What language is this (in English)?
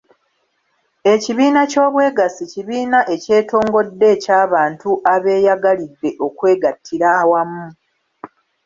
Ganda